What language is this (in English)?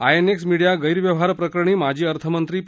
Marathi